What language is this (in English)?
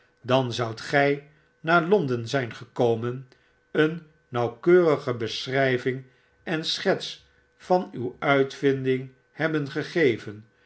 Dutch